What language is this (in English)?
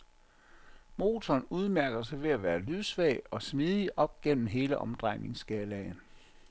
Danish